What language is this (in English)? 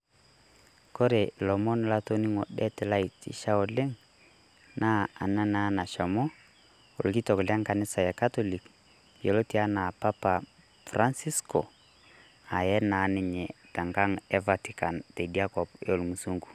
Masai